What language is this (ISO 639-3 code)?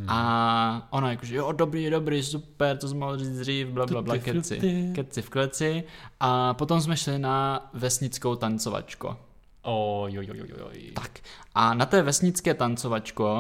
ces